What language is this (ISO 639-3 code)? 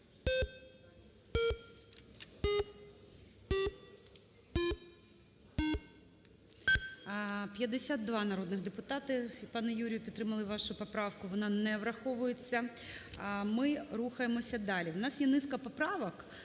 ukr